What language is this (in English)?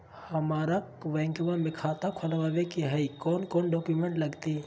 Magahi